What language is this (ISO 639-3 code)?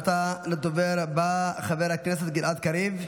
heb